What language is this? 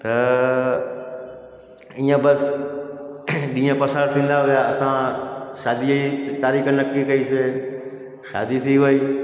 Sindhi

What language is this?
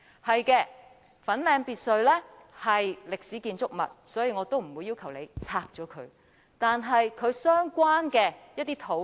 Cantonese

